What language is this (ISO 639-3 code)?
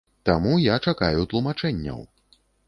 bel